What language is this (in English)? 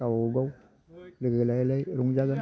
Bodo